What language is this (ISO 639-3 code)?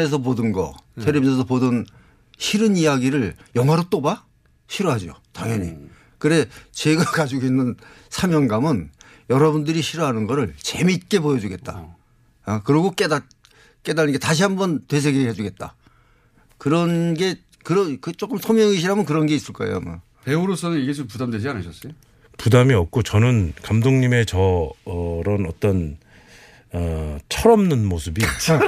kor